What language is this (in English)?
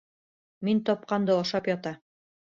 Bashkir